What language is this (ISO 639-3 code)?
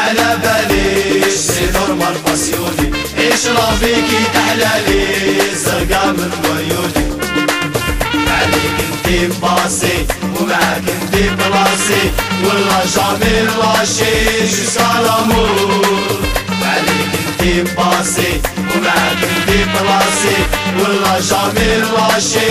ara